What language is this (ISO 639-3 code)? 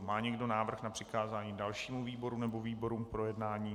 ces